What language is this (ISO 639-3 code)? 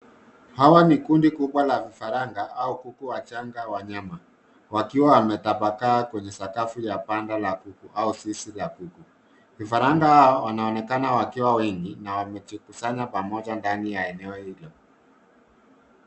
swa